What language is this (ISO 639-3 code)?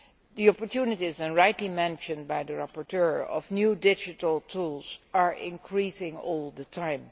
eng